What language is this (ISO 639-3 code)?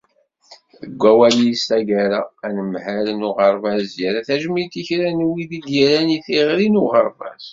kab